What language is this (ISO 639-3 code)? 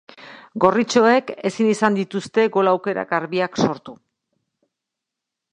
eus